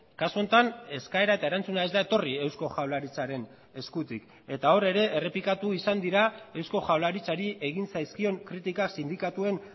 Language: Basque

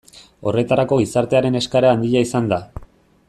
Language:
Basque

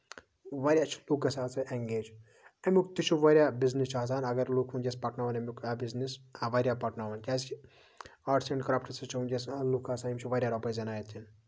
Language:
Kashmiri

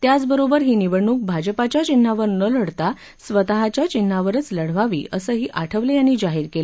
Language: Marathi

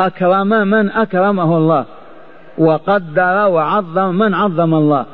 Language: Arabic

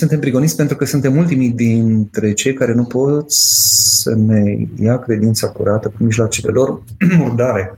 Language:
Romanian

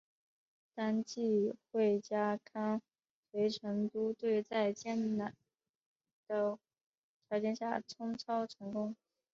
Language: Chinese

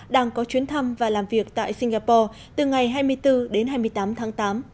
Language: Vietnamese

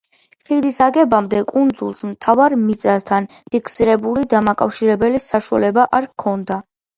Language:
Georgian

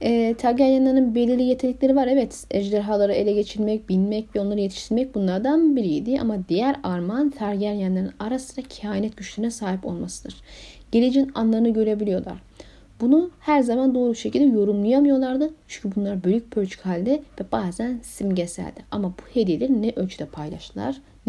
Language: Turkish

